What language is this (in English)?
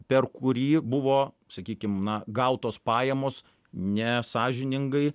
Lithuanian